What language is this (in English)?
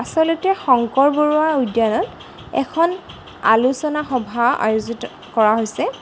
Assamese